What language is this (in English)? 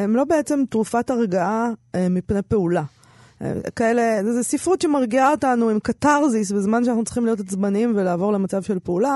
Hebrew